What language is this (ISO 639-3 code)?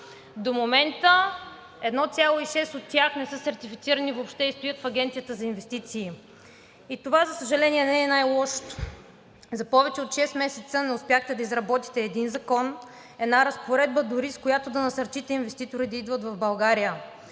bul